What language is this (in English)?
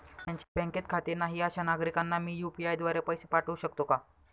Marathi